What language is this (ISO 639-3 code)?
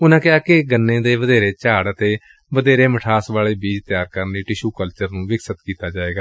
pan